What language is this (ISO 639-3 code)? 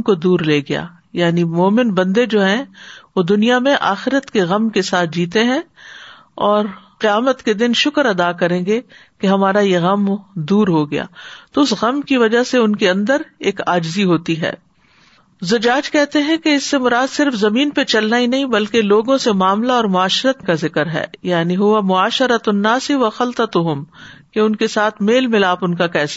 urd